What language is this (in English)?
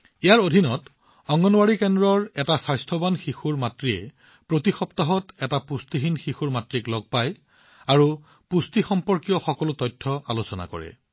Assamese